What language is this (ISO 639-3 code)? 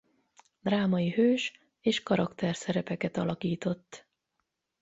hun